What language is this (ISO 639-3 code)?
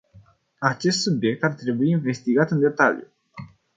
ron